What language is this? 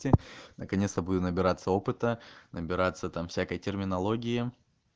Russian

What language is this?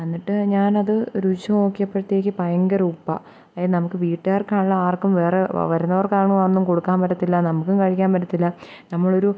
Malayalam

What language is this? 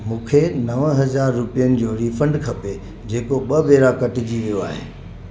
Sindhi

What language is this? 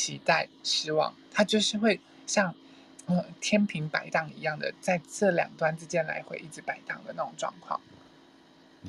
Chinese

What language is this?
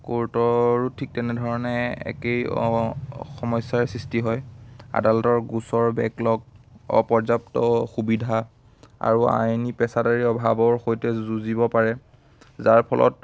Assamese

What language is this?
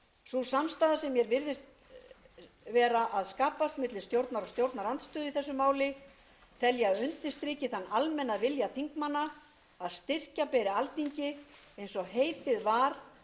Icelandic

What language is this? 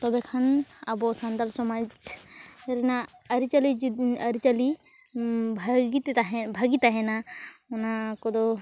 Santali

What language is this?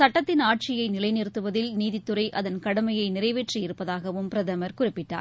Tamil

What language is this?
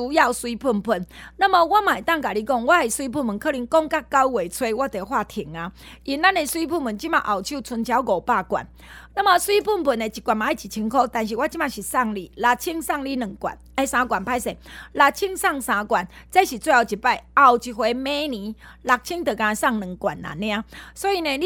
Chinese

